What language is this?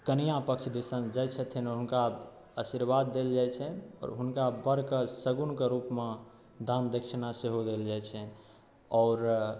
Maithili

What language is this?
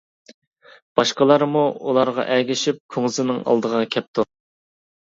Uyghur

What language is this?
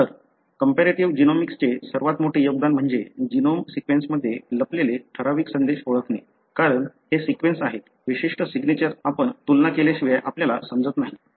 Marathi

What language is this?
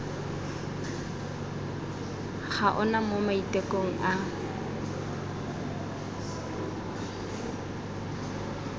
Tswana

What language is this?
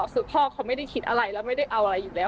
Thai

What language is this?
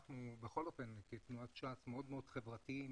Hebrew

